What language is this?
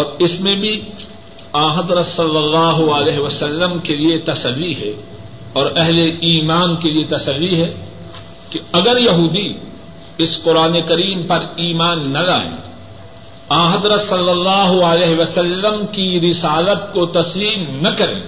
Urdu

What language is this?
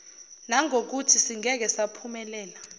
Zulu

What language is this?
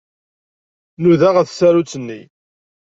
Kabyle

